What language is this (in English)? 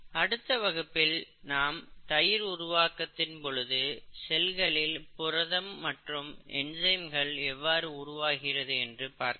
Tamil